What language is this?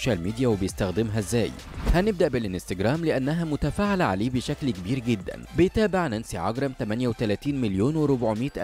Arabic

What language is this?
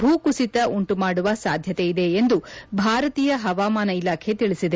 Kannada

